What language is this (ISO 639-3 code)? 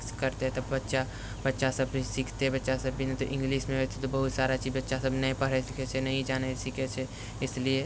mai